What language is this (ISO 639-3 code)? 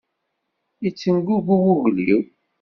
kab